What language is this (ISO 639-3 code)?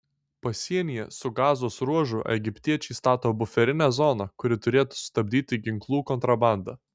lit